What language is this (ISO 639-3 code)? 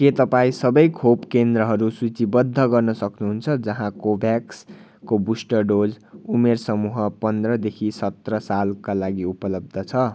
nep